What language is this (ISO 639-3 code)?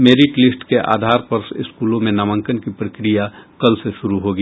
hin